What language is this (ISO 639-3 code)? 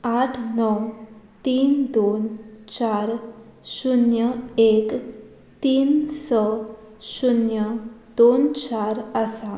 kok